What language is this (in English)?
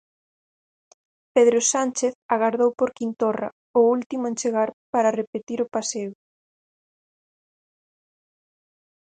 Galician